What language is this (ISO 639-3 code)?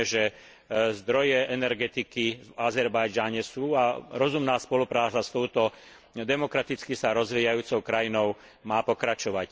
slk